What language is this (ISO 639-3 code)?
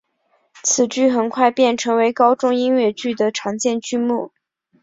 zho